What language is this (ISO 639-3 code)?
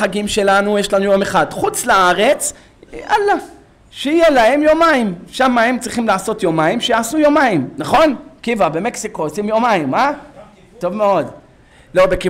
heb